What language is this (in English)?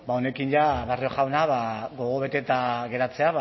Basque